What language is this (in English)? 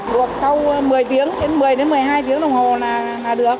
Vietnamese